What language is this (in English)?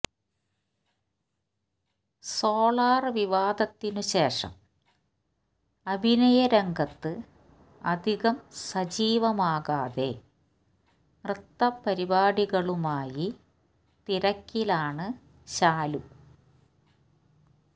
Malayalam